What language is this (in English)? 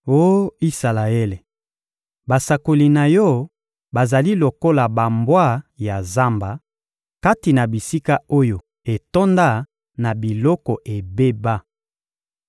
Lingala